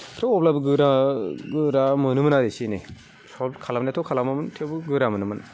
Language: Bodo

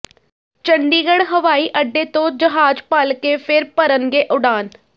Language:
Punjabi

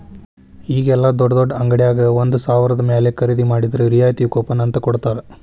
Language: Kannada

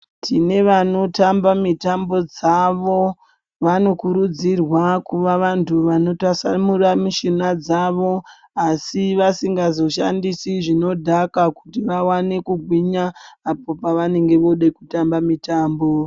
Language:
Ndau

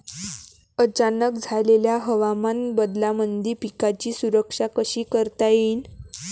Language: Marathi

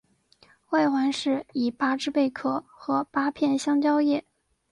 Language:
Chinese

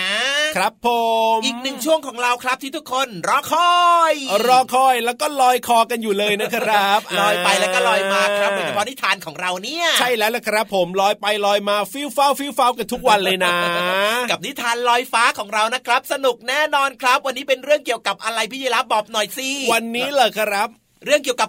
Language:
Thai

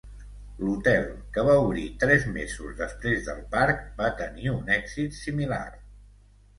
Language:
Catalan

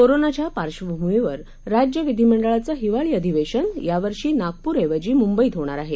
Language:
Marathi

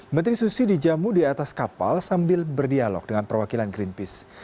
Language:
Indonesian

